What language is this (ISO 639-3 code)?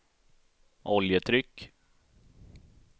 swe